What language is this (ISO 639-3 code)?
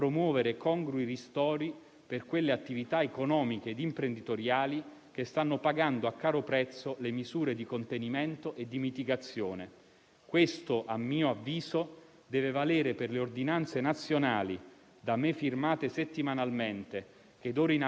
ita